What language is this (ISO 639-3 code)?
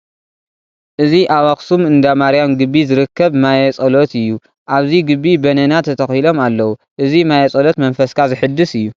tir